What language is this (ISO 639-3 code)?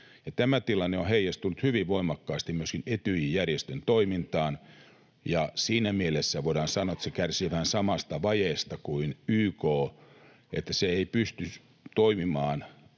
fin